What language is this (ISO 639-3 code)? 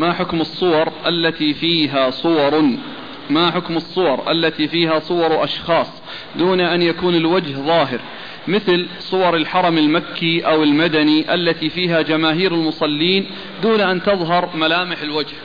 ara